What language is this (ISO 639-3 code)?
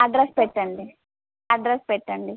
tel